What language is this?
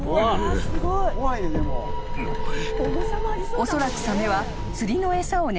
Japanese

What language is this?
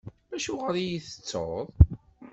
Kabyle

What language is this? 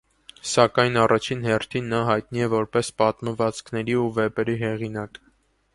Armenian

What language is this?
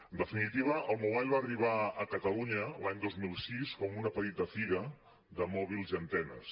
Catalan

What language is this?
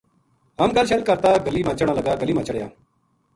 Gujari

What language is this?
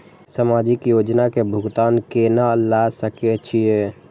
Maithili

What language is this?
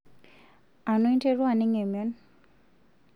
Masai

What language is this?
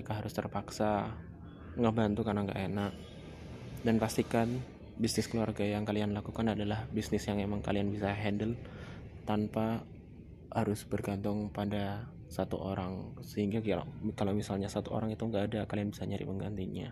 Indonesian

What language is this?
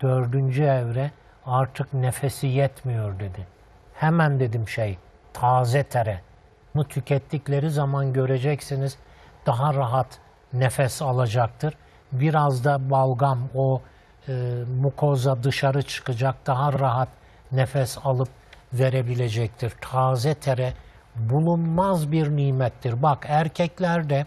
Turkish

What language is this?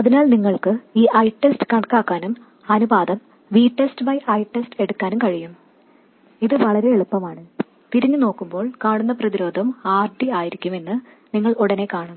Malayalam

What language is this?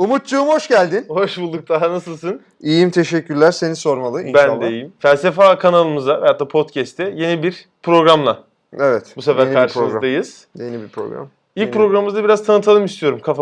Turkish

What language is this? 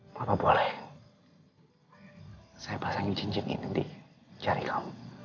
Indonesian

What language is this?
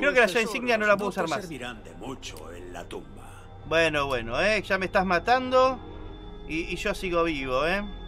Spanish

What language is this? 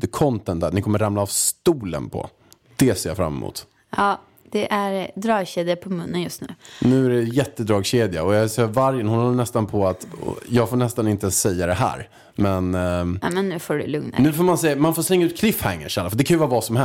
Swedish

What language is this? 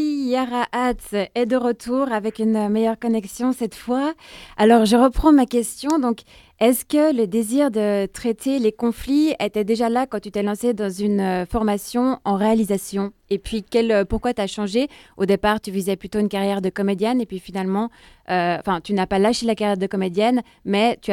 French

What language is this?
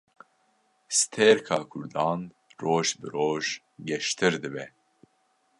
Kurdish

